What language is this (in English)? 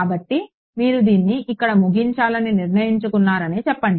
Telugu